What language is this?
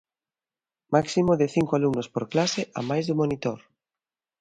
Galician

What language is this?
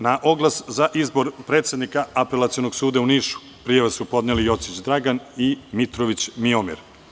Serbian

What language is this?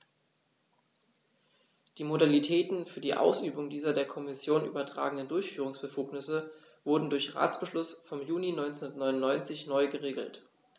German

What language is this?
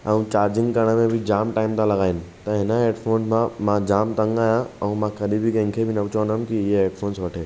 Sindhi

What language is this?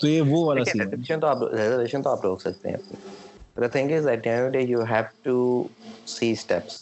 Urdu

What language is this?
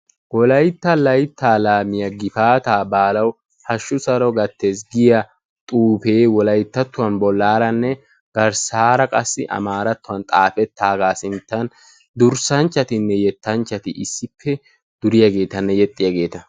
Wolaytta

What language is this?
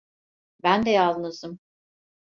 Turkish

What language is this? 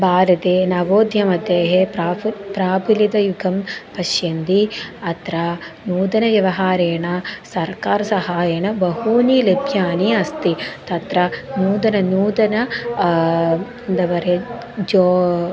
Sanskrit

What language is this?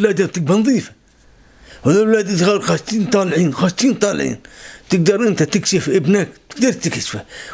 Arabic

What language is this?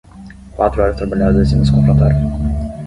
Portuguese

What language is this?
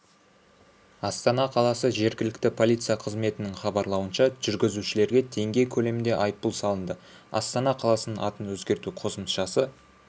Kazakh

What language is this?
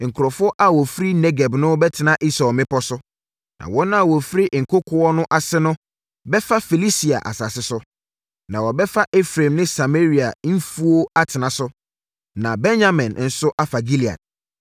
Akan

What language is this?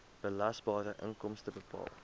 Afrikaans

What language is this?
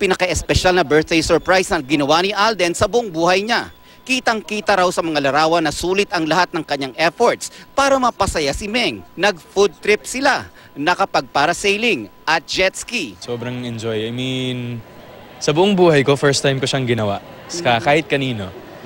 Filipino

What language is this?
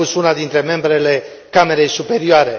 Romanian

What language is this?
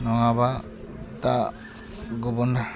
Bodo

